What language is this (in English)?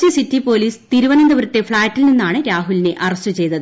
Malayalam